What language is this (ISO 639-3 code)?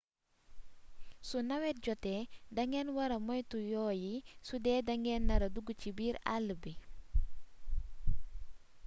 wol